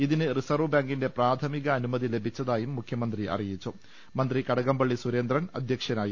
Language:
Malayalam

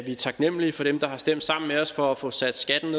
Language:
Danish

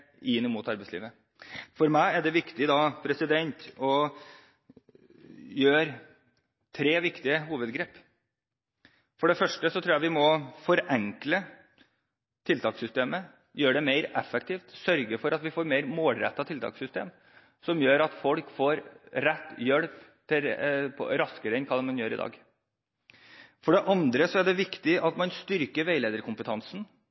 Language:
Norwegian Bokmål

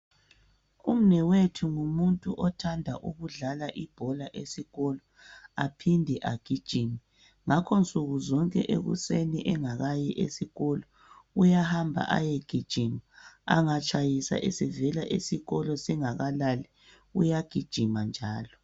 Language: North Ndebele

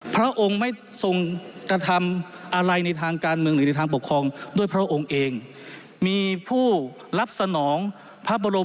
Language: Thai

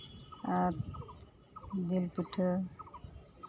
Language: Santali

